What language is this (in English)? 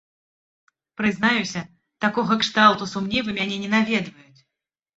Belarusian